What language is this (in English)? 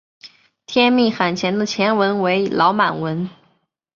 Chinese